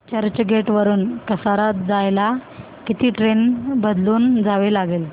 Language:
Marathi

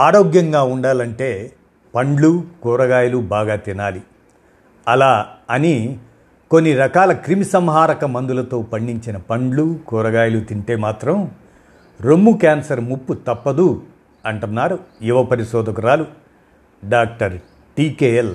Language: Telugu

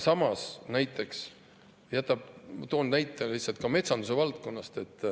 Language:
Estonian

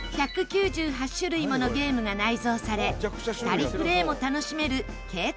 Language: Japanese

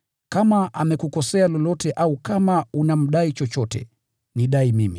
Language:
Swahili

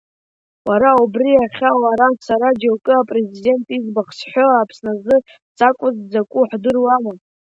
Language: Abkhazian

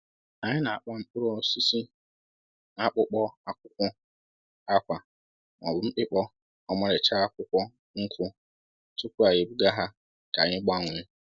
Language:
Igbo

